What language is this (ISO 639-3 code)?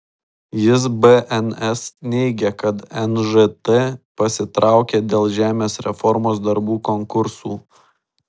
lit